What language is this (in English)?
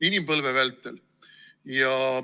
Estonian